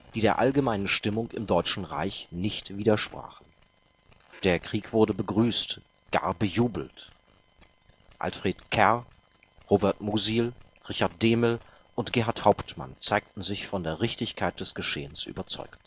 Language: German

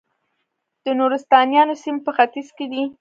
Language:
Pashto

